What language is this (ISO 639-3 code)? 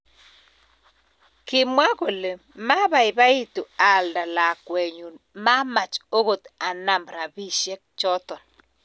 kln